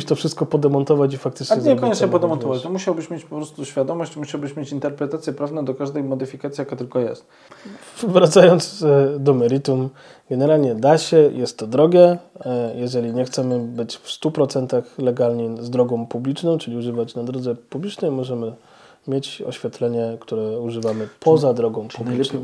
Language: Polish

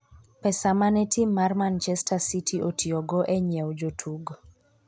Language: Luo (Kenya and Tanzania)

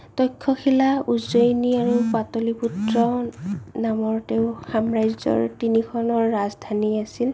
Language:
Assamese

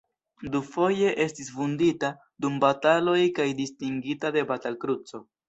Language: Esperanto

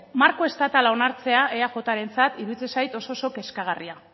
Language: Basque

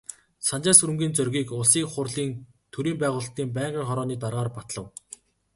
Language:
Mongolian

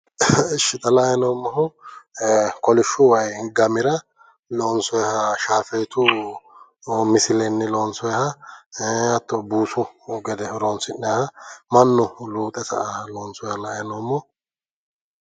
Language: Sidamo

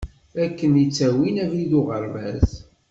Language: Kabyle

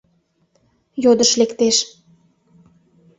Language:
Mari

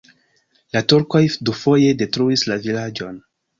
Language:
Esperanto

